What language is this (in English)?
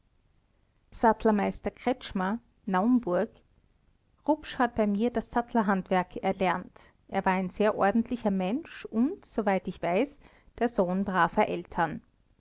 German